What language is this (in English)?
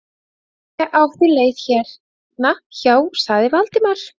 Icelandic